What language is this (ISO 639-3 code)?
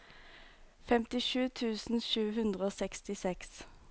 nor